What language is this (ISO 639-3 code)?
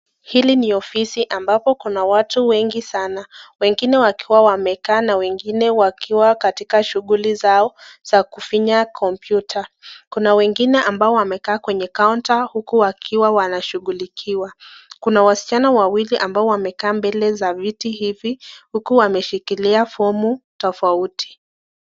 swa